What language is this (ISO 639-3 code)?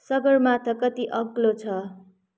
nep